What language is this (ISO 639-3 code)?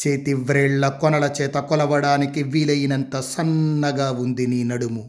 tel